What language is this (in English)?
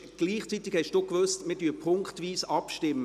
Swiss German